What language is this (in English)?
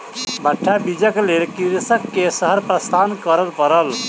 Maithili